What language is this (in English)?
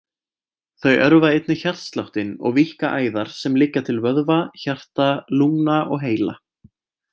Icelandic